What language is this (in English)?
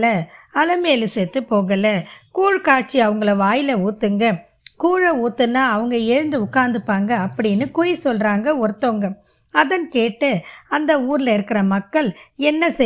Tamil